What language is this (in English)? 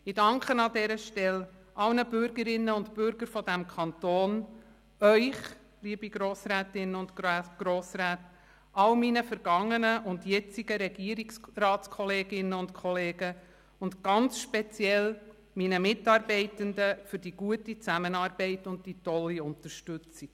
Swiss German